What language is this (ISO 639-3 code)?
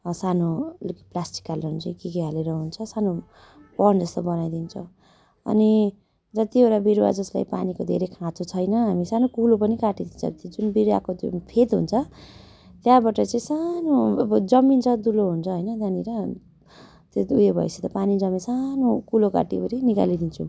nep